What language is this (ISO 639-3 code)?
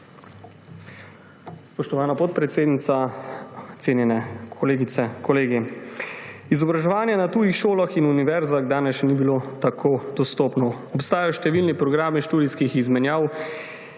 slv